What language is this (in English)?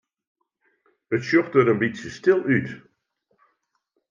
Western Frisian